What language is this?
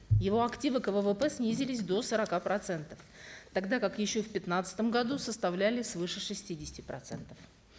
Kazakh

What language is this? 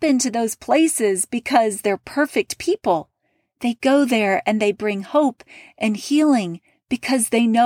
English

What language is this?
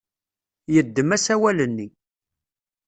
Kabyle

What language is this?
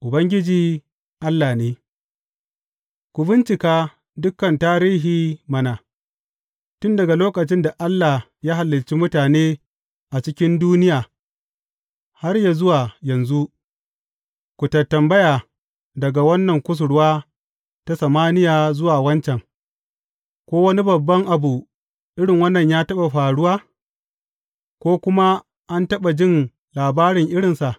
Hausa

